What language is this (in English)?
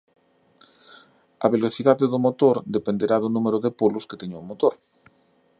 Galician